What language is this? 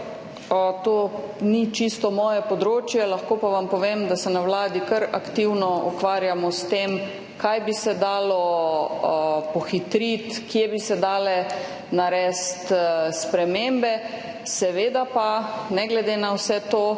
Slovenian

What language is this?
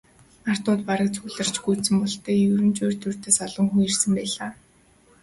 Mongolian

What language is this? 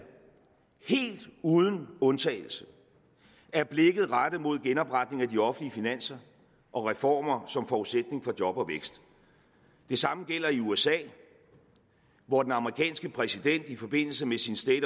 Danish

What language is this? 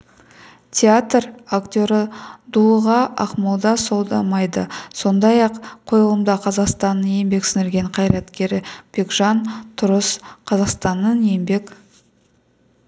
Kazakh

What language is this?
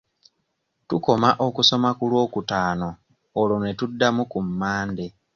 Ganda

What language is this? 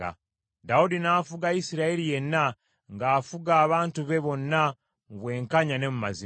Ganda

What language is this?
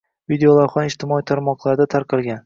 Uzbek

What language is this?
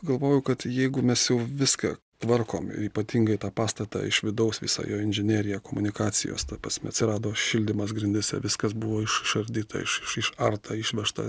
Lithuanian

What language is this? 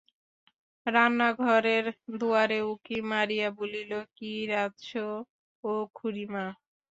Bangla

